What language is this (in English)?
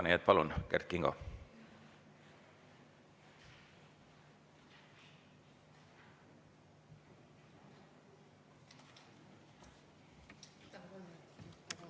Estonian